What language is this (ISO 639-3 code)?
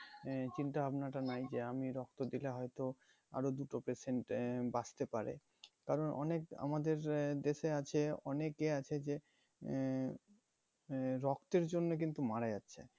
ben